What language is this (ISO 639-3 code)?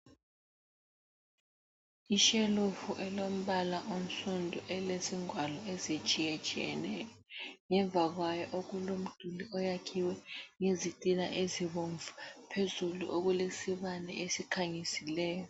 nde